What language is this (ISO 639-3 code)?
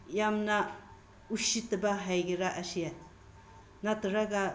mni